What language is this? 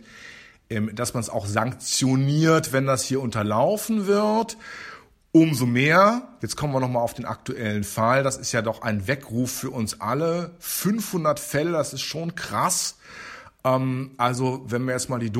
German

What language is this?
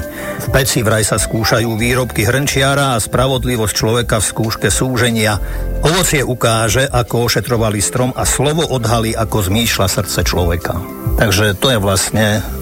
Slovak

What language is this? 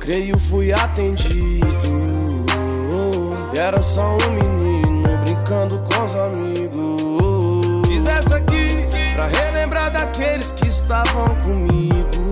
Romanian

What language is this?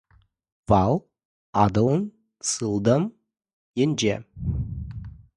Chuvash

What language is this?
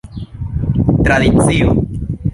Esperanto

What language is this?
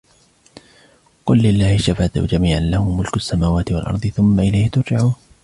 Arabic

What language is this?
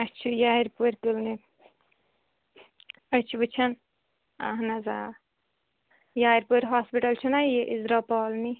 Kashmiri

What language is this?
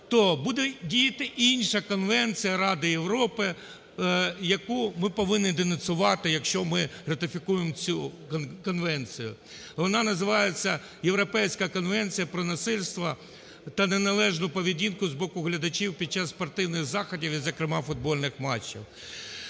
Ukrainian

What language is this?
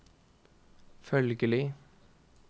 Norwegian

